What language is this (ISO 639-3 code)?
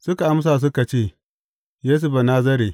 hau